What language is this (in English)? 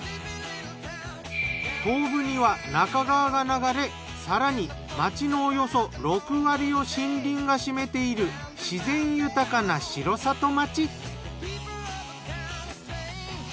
Japanese